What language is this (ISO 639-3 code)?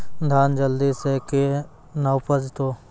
mai